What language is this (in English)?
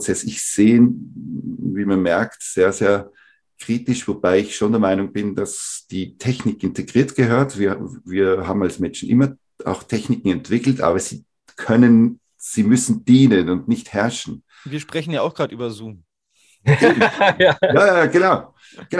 German